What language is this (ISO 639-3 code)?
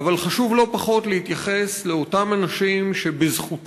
heb